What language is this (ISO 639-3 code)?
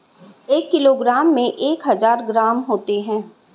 hin